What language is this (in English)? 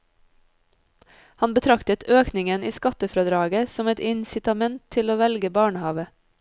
Norwegian